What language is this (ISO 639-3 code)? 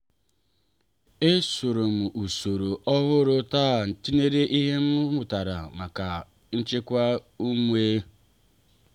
ibo